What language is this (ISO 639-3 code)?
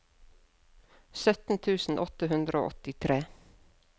nor